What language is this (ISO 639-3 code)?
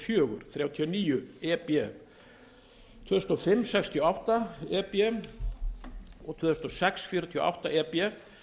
isl